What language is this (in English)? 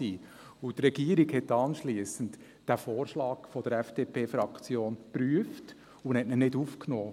Swiss German